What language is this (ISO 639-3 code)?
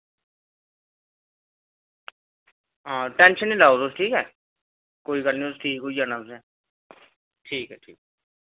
doi